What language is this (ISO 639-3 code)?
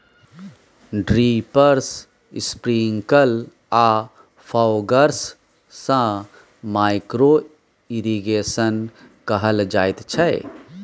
mai